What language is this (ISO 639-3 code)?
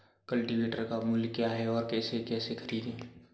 hin